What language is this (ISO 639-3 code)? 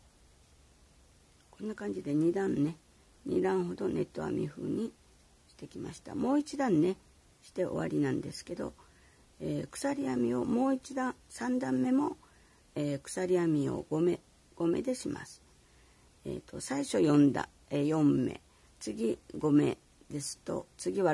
jpn